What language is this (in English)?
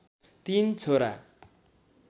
Nepali